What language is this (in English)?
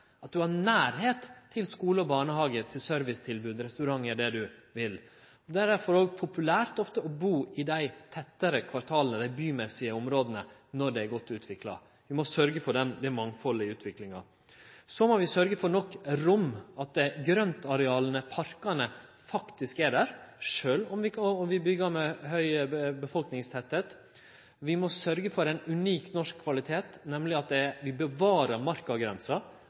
Norwegian Nynorsk